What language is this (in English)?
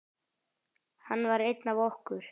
Icelandic